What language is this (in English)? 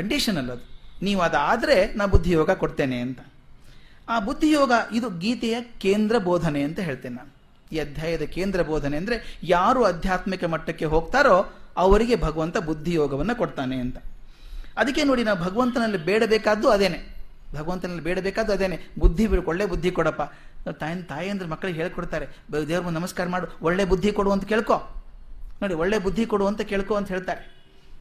Kannada